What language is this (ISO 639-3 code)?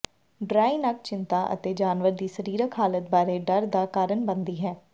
pan